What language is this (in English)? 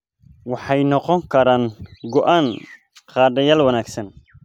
Somali